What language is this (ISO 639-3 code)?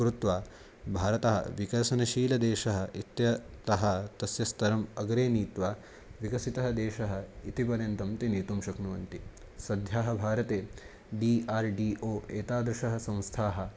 san